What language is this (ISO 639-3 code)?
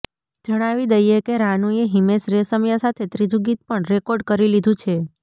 guj